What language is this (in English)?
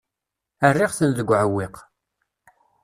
Kabyle